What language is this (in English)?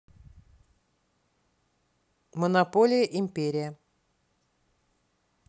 Russian